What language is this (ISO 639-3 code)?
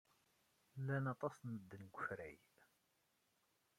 kab